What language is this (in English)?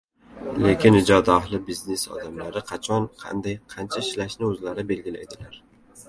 Uzbek